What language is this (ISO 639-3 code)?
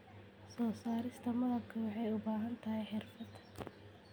som